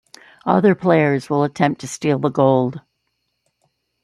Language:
English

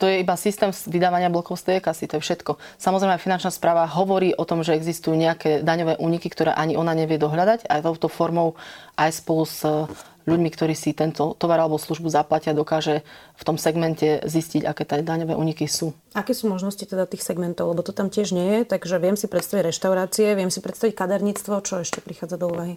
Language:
Slovak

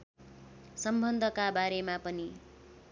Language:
Nepali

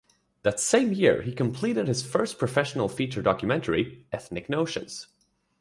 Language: English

